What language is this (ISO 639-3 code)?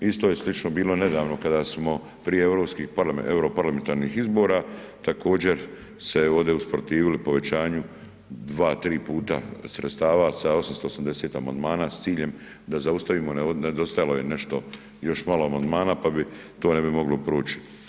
hrv